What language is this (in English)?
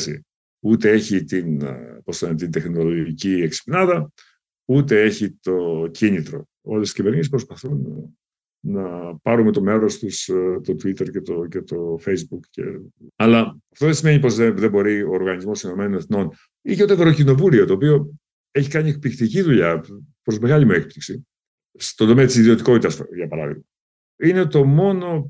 Greek